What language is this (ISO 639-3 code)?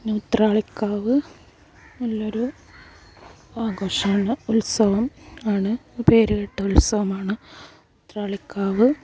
mal